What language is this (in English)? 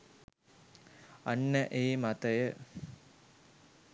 Sinhala